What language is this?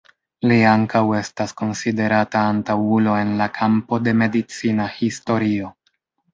Esperanto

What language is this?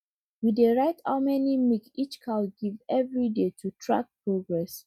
Nigerian Pidgin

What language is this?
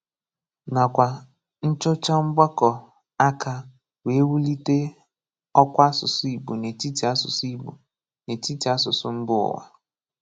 Igbo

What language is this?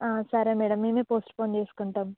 Telugu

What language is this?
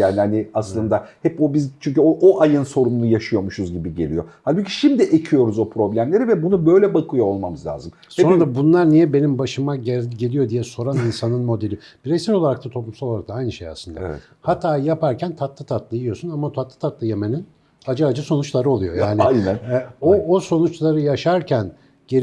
Turkish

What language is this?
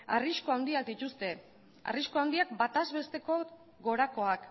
Basque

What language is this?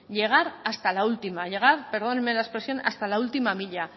Spanish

